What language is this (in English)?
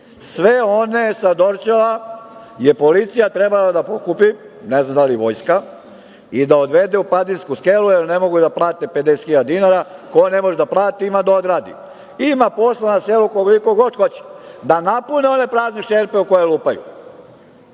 Serbian